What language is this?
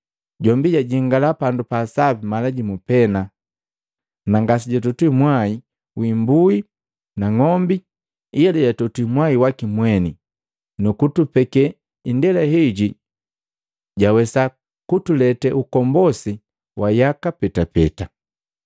Matengo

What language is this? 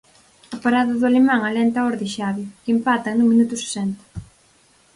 Galician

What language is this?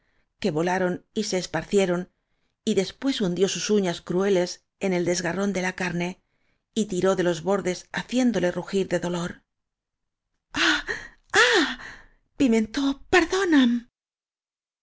Spanish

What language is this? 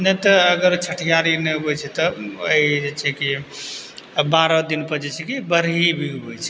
Maithili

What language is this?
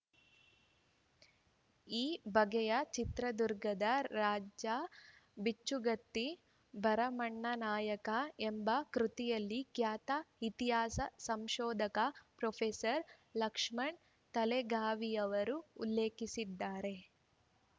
Kannada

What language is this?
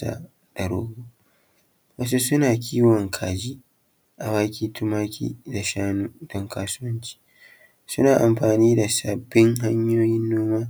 Hausa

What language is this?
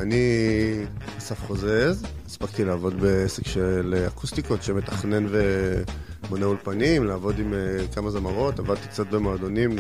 Hebrew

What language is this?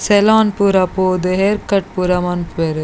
Tulu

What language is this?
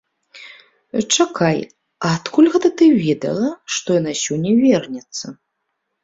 Belarusian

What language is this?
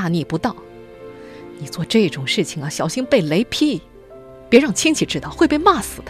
Chinese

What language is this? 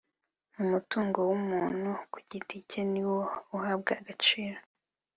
Kinyarwanda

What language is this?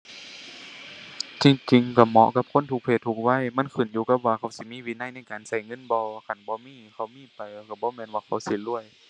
Thai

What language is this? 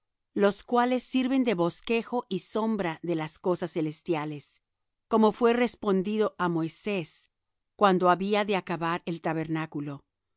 Spanish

